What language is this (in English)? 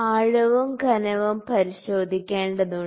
Malayalam